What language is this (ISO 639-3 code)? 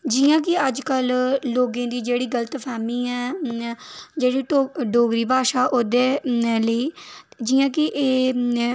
doi